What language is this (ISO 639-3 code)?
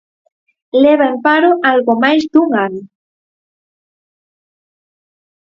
glg